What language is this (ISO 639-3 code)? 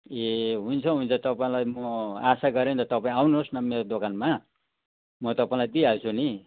nep